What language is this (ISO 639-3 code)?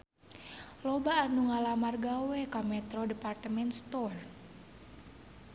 sun